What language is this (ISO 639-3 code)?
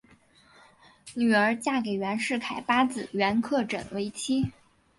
zho